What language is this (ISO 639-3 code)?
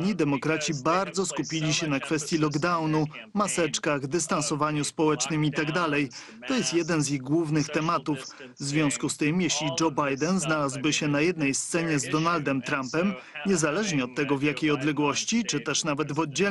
pol